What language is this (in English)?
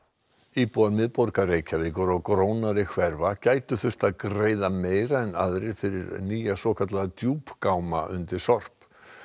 Icelandic